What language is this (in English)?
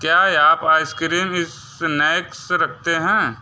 Hindi